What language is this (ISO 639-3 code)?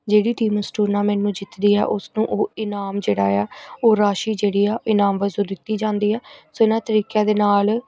pan